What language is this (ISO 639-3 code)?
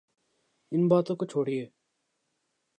urd